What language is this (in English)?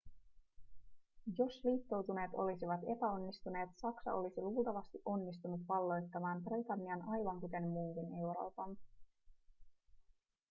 Finnish